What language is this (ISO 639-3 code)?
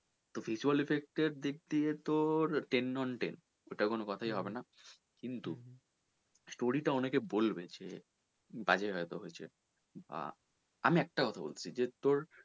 ben